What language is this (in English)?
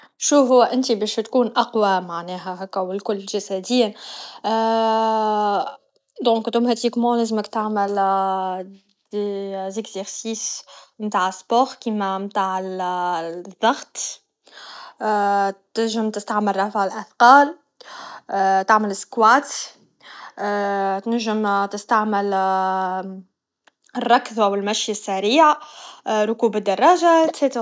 Tunisian Arabic